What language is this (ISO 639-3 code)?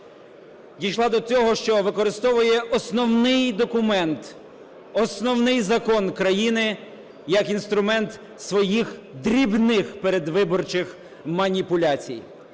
ukr